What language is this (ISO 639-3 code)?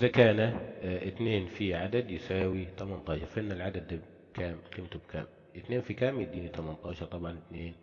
ara